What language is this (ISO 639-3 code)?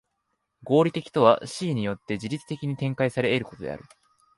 jpn